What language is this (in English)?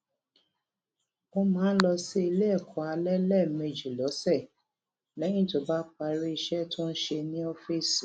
Yoruba